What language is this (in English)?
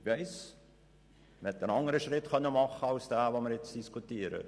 Swiss German